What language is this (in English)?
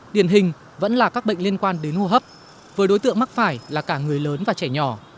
Vietnamese